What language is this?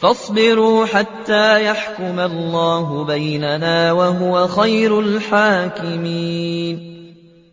Arabic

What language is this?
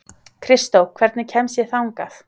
Icelandic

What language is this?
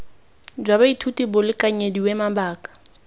Tswana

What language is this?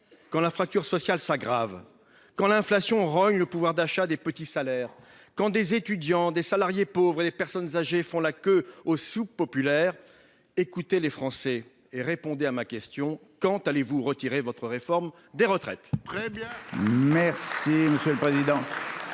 French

